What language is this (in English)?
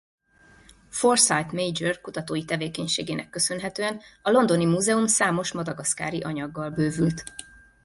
Hungarian